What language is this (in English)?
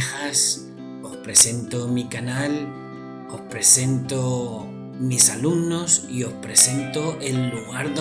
Spanish